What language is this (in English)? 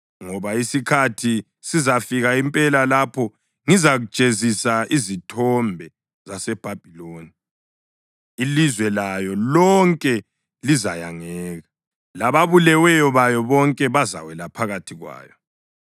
North Ndebele